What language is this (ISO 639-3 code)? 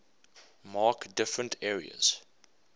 eng